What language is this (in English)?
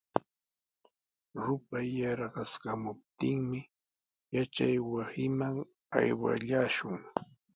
Sihuas Ancash Quechua